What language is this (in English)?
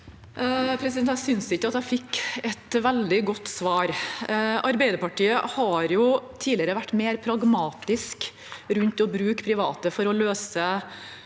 Norwegian